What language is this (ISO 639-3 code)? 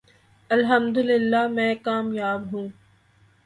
urd